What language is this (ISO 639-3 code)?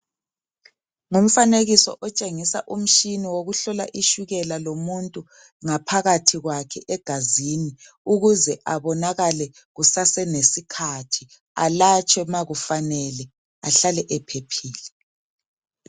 nde